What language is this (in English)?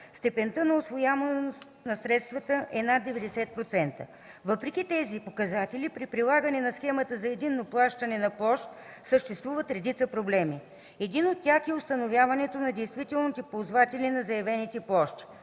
Bulgarian